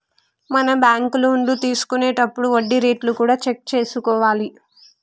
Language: Telugu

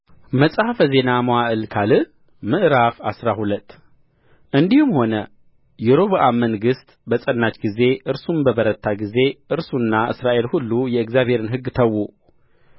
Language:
Amharic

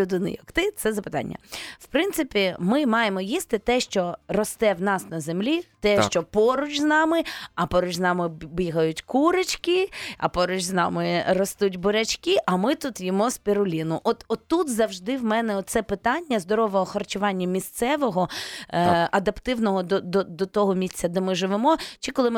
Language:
Ukrainian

